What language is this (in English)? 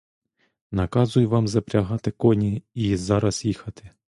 Ukrainian